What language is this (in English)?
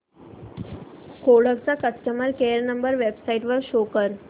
Marathi